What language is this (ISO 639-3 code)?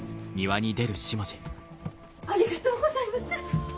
jpn